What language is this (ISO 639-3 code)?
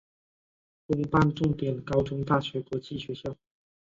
zho